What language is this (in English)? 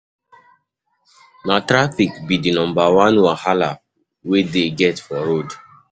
Nigerian Pidgin